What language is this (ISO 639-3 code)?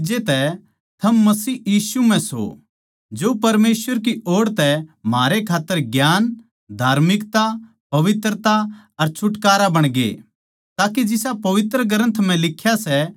bgc